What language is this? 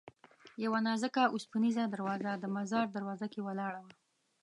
Pashto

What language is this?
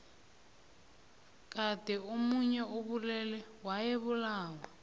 South Ndebele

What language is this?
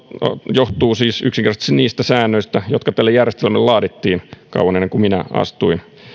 Finnish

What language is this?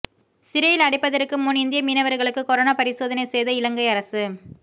Tamil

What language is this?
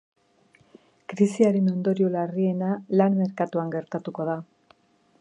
Basque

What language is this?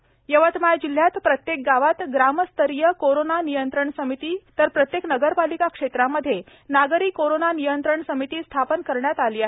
Marathi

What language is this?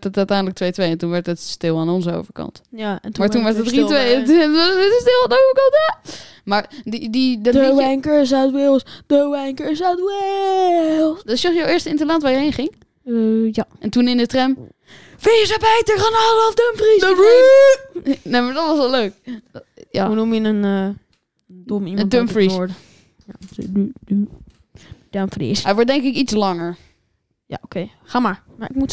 Dutch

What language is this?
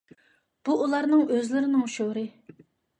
Uyghur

